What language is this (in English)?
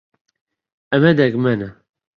Central Kurdish